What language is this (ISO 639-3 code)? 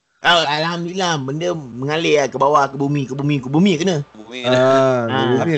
msa